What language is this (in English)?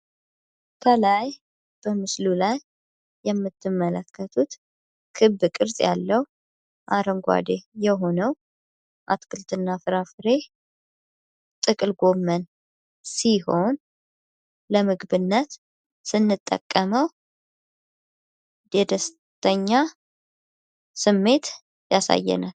Amharic